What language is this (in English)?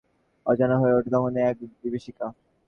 Bangla